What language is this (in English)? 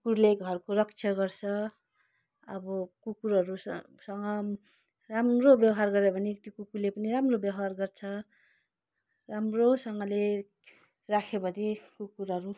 Nepali